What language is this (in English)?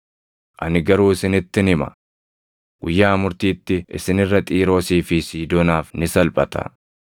Oromo